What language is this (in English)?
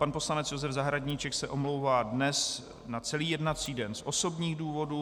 Czech